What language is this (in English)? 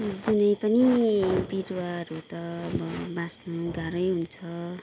Nepali